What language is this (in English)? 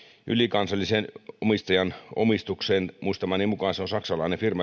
Finnish